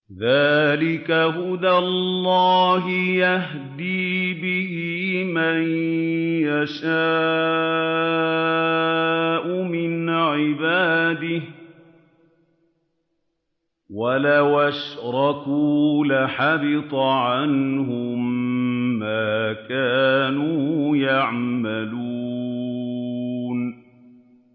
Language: Arabic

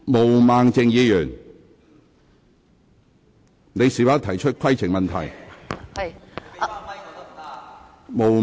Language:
Cantonese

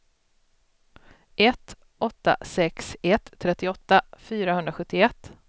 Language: Swedish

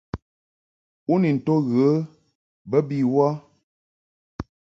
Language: Mungaka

